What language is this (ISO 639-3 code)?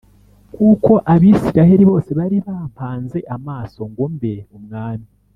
kin